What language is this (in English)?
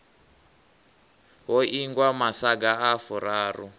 Venda